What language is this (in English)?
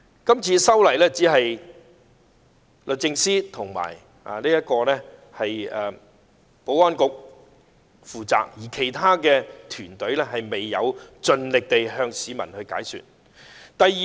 Cantonese